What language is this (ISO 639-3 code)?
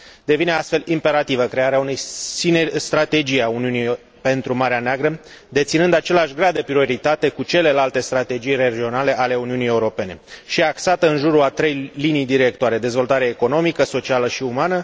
ron